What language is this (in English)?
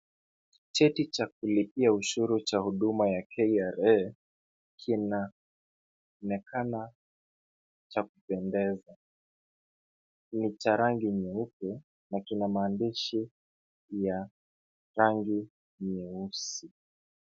Swahili